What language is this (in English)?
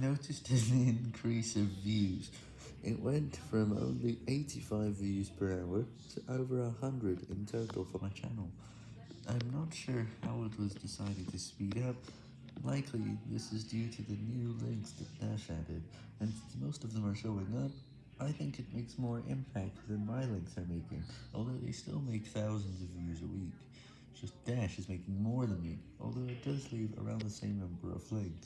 English